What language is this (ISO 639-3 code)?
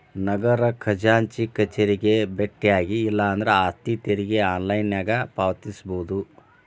kan